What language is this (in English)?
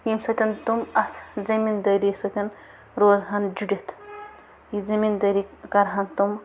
Kashmiri